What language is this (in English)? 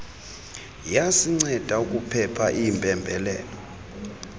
Xhosa